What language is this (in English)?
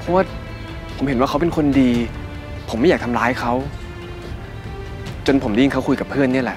Thai